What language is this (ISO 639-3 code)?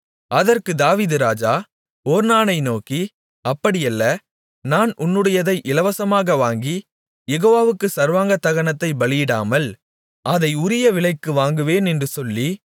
tam